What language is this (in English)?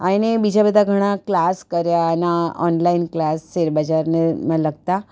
Gujarati